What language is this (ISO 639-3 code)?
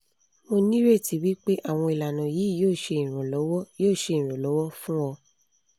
yor